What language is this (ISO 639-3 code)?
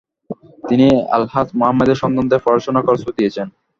ben